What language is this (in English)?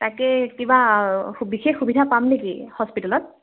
Assamese